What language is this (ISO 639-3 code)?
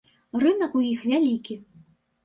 bel